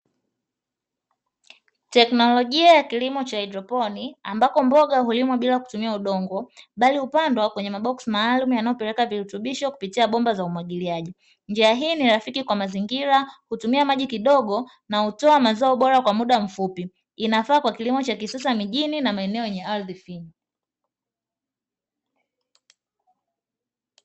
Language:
Swahili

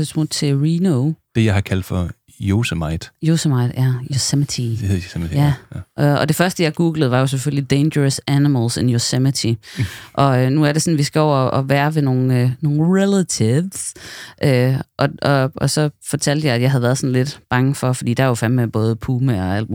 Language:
Danish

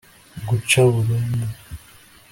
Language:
Kinyarwanda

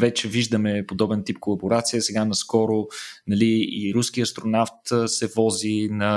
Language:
Bulgarian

